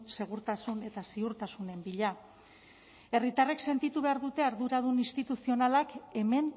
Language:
Basque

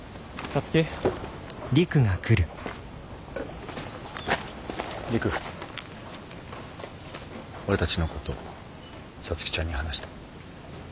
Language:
Japanese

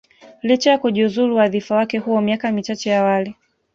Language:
Swahili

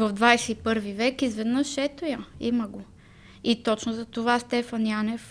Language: Bulgarian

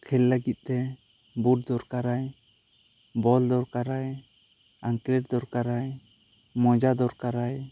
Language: Santali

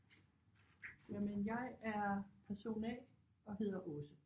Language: Danish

